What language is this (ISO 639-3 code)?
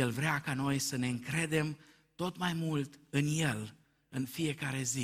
ron